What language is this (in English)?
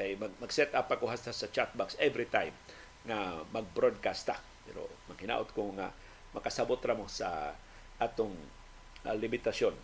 Filipino